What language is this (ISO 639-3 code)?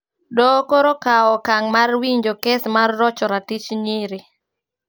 luo